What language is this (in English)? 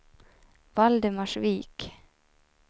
Swedish